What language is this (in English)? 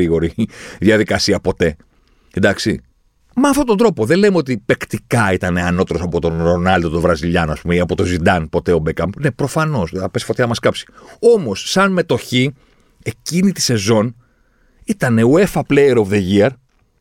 Greek